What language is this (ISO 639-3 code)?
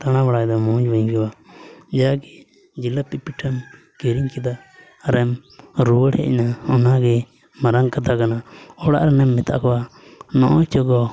sat